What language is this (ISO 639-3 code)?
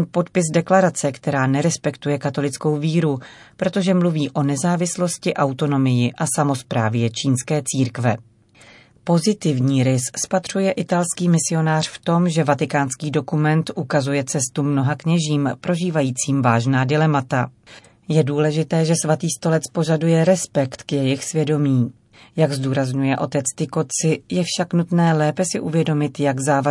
ces